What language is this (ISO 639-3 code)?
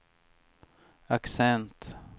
swe